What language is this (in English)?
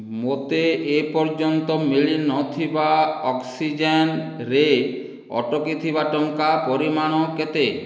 Odia